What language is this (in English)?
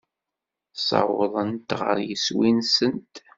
Kabyle